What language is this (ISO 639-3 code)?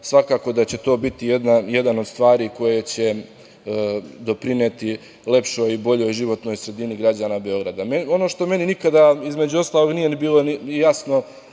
srp